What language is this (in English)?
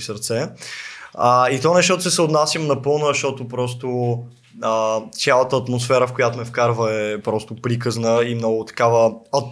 Bulgarian